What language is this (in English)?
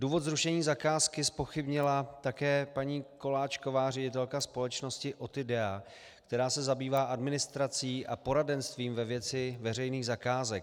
Czech